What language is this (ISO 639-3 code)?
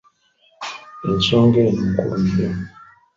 lug